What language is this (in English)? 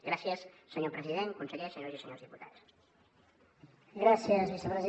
Catalan